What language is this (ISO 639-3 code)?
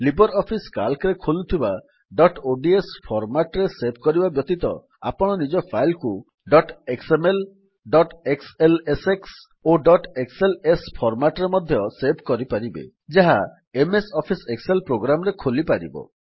ori